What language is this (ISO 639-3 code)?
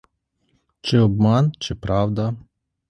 ukr